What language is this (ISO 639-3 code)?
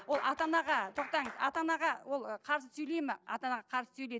kaz